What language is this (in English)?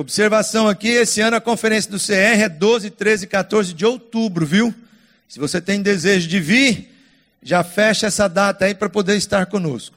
Portuguese